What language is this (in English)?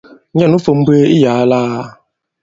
Bankon